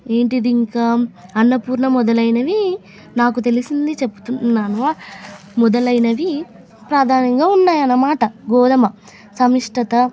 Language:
Telugu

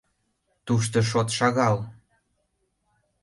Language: Mari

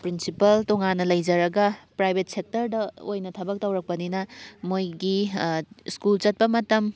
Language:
Manipuri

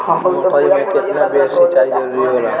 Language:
Bhojpuri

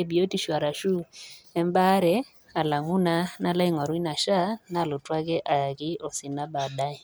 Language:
Masai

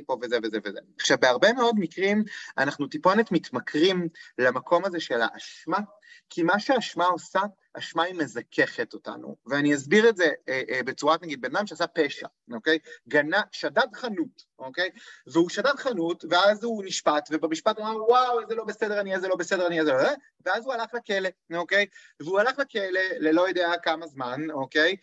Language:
Hebrew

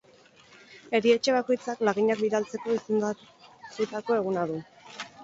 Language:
Basque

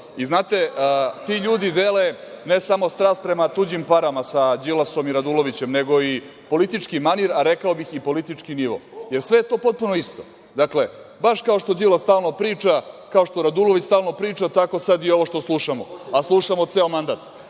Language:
Serbian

